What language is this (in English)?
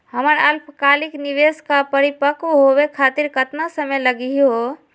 Magahi